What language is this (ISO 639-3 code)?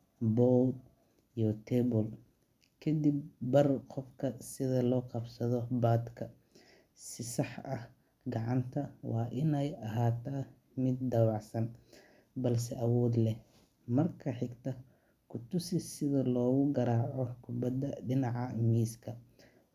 som